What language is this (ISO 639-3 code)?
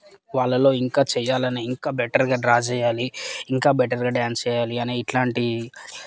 tel